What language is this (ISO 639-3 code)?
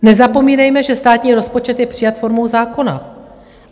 ces